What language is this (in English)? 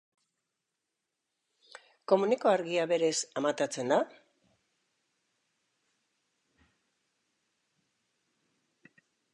Basque